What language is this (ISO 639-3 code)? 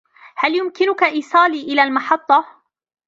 ara